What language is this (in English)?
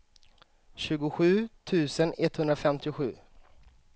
Swedish